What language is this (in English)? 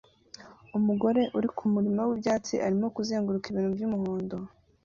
Kinyarwanda